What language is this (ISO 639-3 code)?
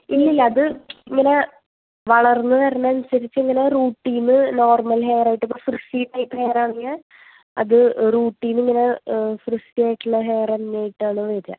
mal